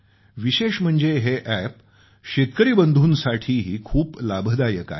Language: Marathi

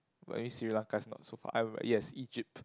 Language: English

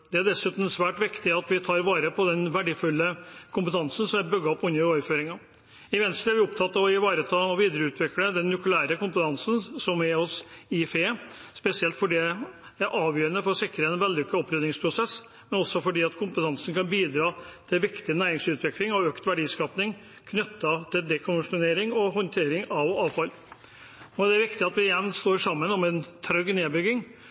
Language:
Norwegian Bokmål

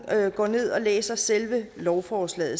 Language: Danish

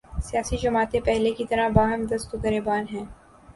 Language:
Urdu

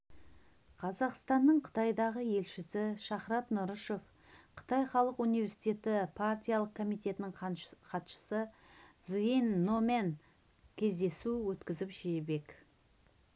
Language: Kazakh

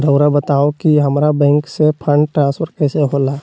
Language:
Magahi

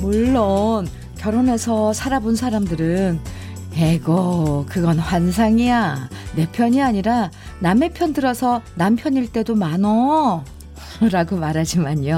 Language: Korean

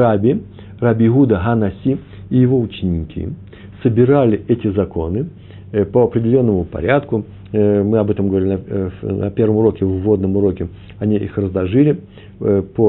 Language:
Russian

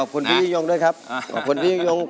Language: Thai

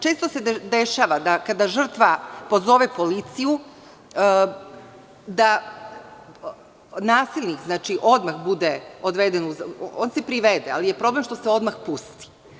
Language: Serbian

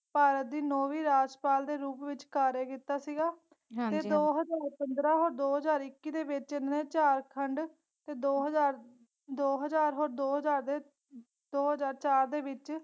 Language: Punjabi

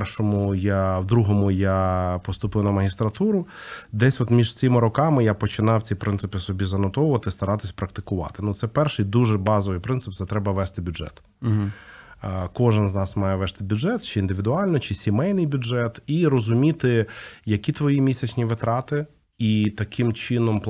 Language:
Ukrainian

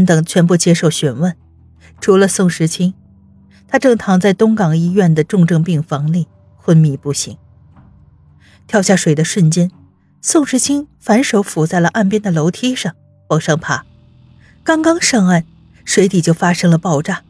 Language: Chinese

